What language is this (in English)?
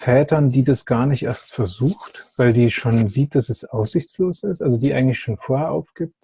German